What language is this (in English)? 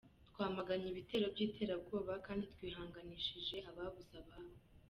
Kinyarwanda